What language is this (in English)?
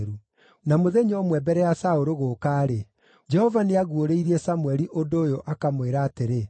Kikuyu